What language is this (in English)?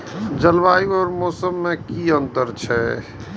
Maithili